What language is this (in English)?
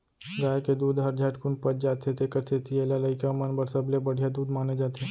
Chhattisgarhi